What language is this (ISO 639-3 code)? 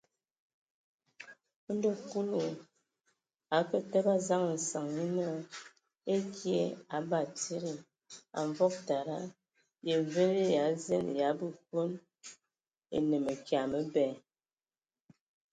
ewo